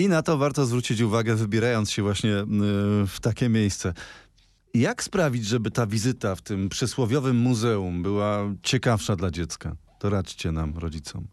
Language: Polish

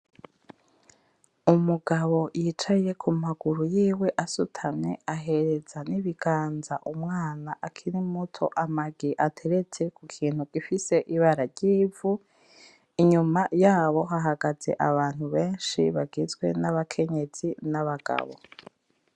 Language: Rundi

